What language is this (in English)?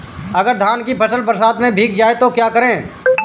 Hindi